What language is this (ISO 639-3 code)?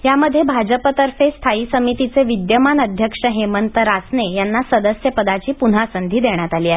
mar